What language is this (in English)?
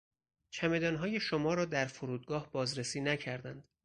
Persian